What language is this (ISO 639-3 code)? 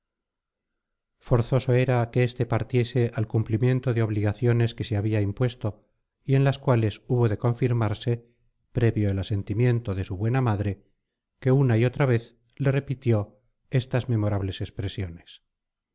spa